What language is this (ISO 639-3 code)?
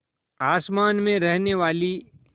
hin